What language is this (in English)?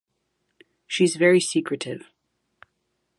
English